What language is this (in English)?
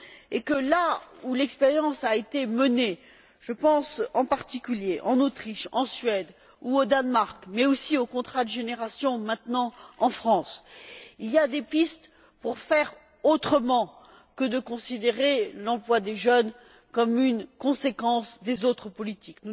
French